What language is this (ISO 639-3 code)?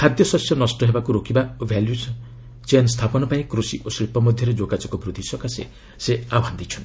ori